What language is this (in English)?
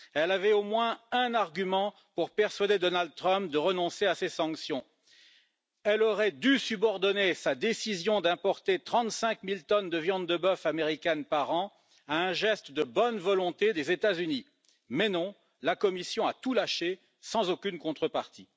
French